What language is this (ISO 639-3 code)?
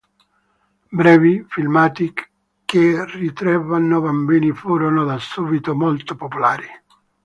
ita